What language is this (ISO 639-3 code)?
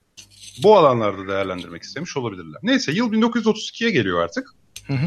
tur